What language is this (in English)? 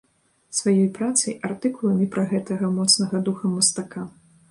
Belarusian